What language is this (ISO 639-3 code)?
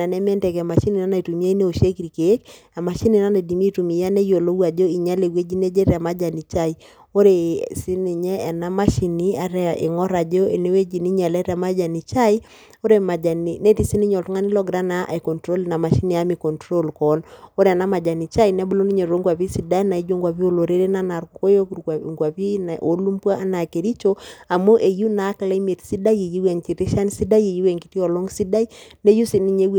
mas